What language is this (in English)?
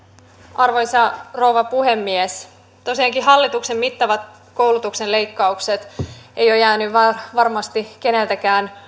Finnish